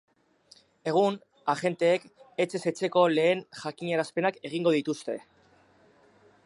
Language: Basque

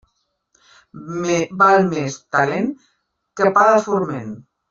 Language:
Catalan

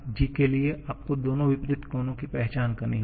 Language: Hindi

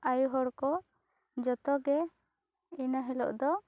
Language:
Santali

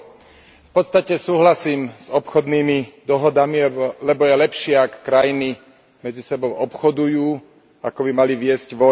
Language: Slovak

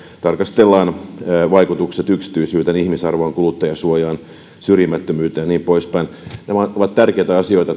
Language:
Finnish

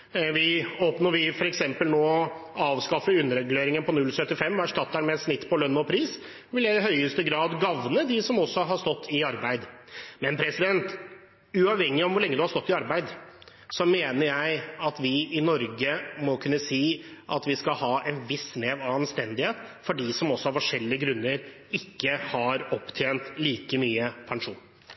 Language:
Norwegian Bokmål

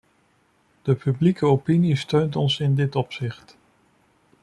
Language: Dutch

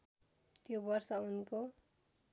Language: Nepali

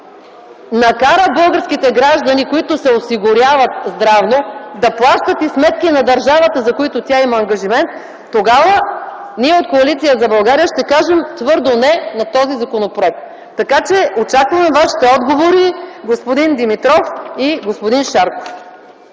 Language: Bulgarian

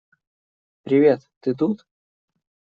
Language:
Russian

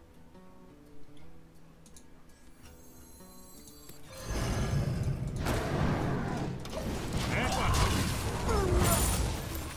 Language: Korean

